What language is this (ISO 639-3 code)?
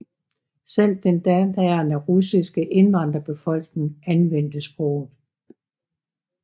dan